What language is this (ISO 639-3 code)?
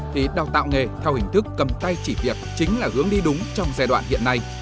vie